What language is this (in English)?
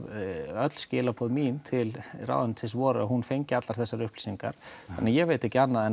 Icelandic